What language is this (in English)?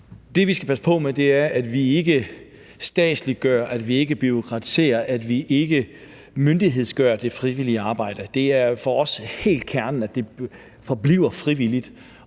Danish